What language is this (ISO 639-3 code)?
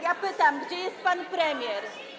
pol